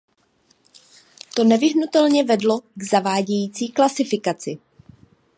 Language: Czech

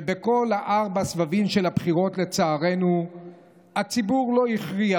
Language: Hebrew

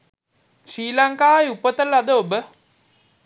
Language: Sinhala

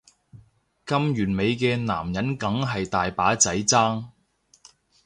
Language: Cantonese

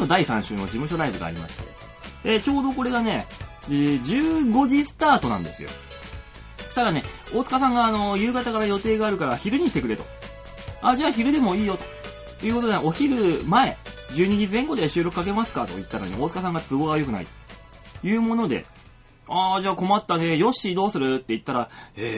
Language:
Japanese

